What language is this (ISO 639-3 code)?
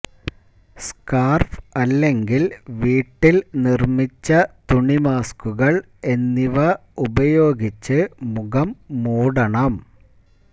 mal